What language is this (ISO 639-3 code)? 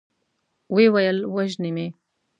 pus